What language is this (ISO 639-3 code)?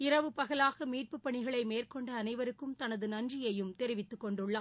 tam